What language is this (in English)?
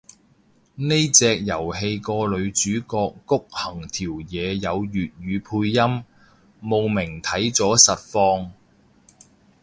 Cantonese